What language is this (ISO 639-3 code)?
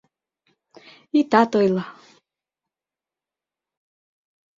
chm